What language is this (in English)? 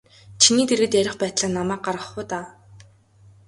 Mongolian